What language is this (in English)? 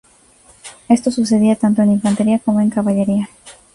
Spanish